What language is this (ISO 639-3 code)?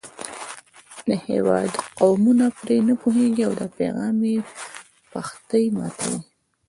pus